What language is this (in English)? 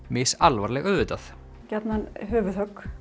Icelandic